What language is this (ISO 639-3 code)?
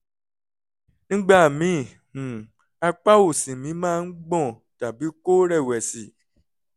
yor